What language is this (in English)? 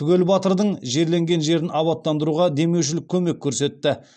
Kazakh